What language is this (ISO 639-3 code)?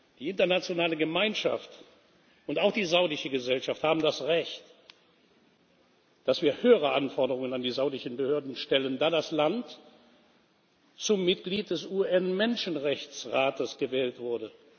deu